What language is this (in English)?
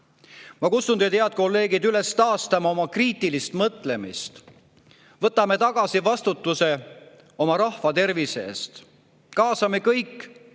Estonian